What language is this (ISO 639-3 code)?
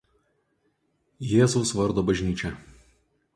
lit